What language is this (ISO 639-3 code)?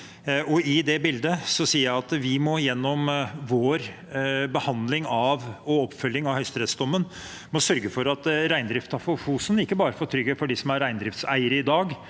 nor